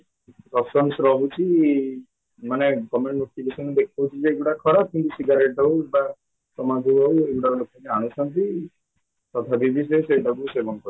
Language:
Odia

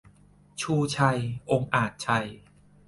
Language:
Thai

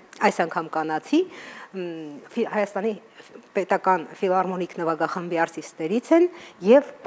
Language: Romanian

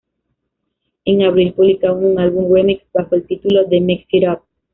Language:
Spanish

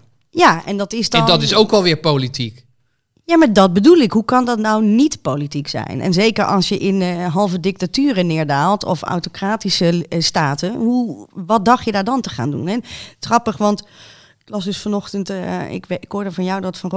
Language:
Dutch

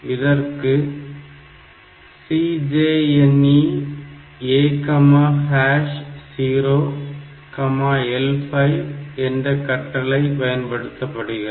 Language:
Tamil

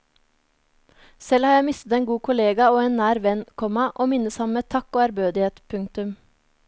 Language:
Norwegian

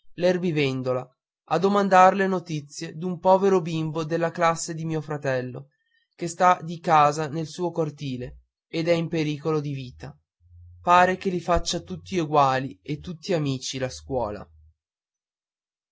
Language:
Italian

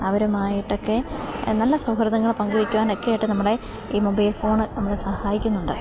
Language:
Malayalam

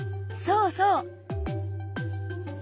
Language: Japanese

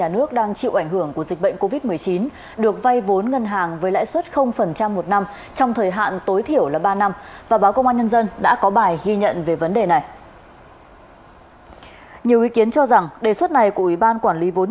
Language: Vietnamese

